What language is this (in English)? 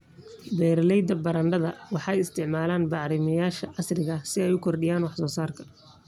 Somali